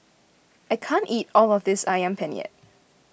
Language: English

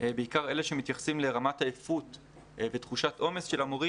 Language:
Hebrew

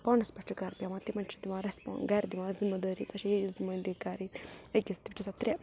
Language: Kashmiri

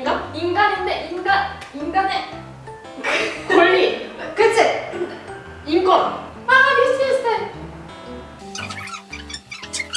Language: Korean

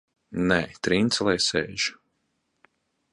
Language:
Latvian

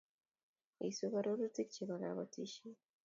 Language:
Kalenjin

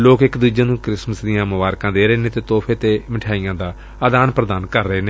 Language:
Punjabi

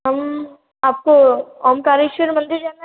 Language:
Hindi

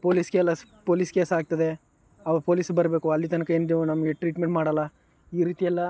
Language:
Kannada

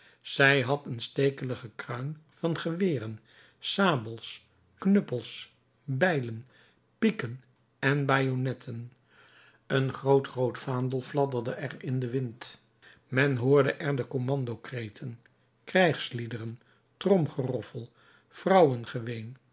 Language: Dutch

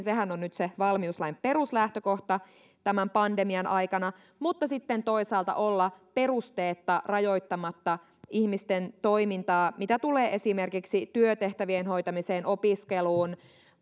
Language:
Finnish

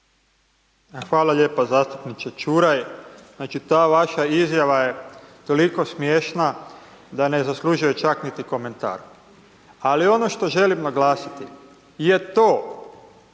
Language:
Croatian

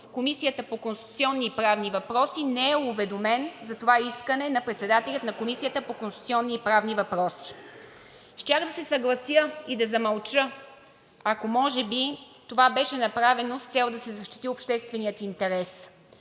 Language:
Bulgarian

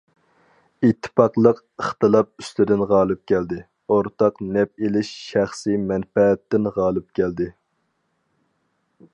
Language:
Uyghur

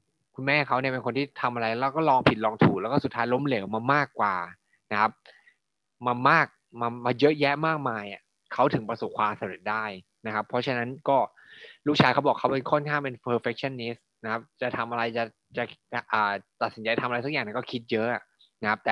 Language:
Thai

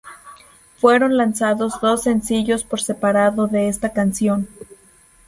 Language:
Spanish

